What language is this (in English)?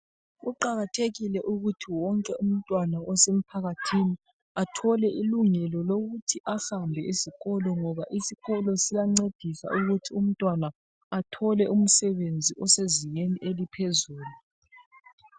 North Ndebele